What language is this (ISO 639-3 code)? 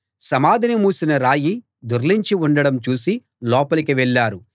tel